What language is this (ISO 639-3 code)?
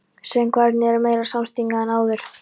isl